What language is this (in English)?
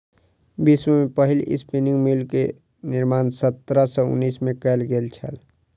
Maithili